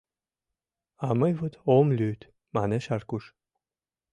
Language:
Mari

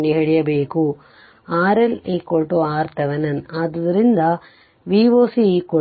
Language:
Kannada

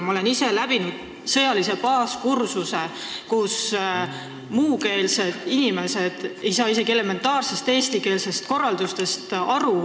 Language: Estonian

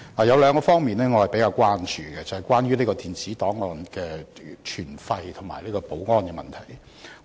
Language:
Cantonese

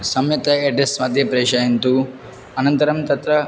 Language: Sanskrit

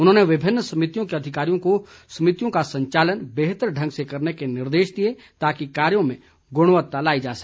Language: Hindi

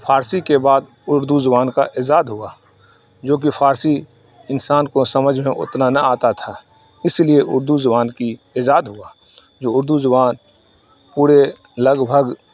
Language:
Urdu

